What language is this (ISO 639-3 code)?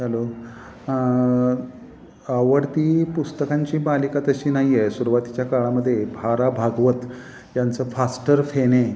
mar